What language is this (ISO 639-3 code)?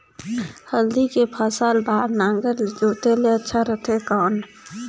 hne